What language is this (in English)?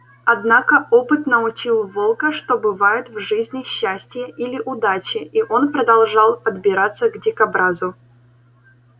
Russian